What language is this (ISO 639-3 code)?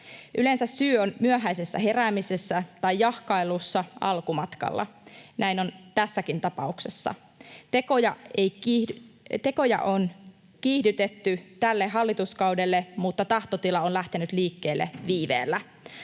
fin